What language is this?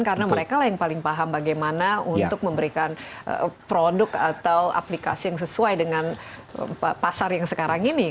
Indonesian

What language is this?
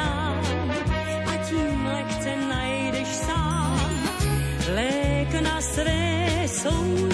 Slovak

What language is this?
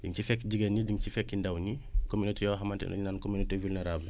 Wolof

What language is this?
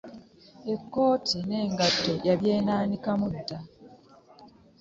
Ganda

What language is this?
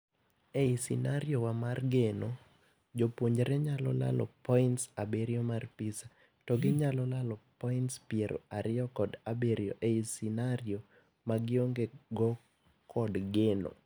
Luo (Kenya and Tanzania)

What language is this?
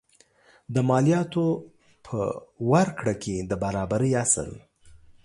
Pashto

